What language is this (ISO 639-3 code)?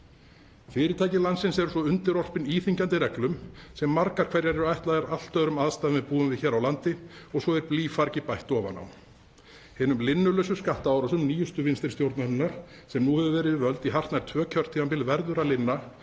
isl